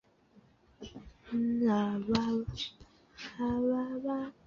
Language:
Chinese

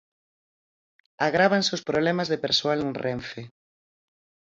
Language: Galician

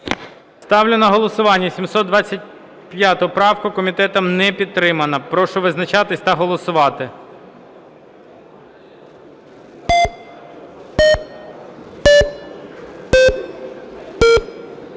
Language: Ukrainian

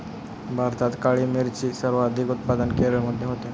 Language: Marathi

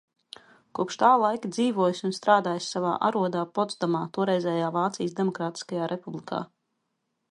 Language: Latvian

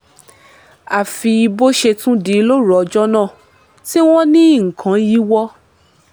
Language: Yoruba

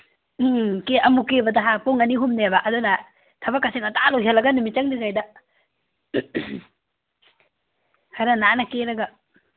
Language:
Manipuri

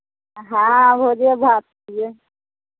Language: Maithili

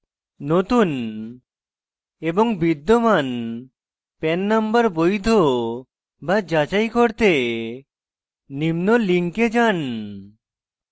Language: Bangla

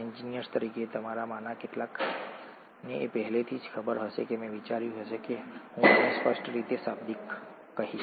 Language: Gujarati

